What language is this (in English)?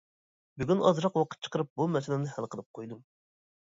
Uyghur